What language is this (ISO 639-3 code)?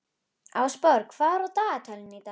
isl